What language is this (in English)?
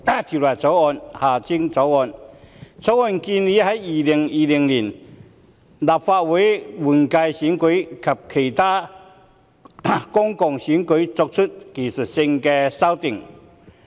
Cantonese